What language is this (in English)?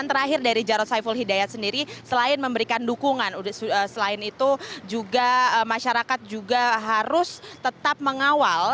Indonesian